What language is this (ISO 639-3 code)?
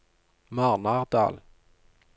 nor